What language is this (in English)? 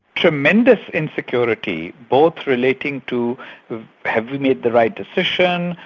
English